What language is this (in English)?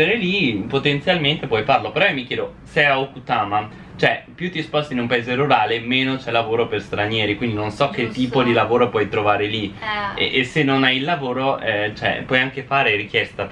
Italian